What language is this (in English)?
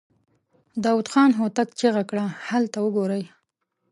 Pashto